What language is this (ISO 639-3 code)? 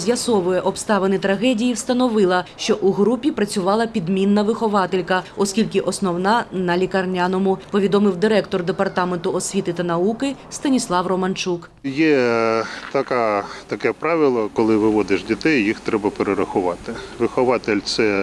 ukr